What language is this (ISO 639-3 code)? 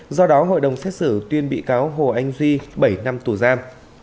vie